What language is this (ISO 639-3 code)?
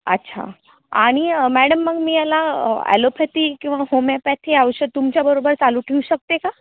mar